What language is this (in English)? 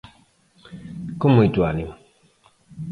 Galician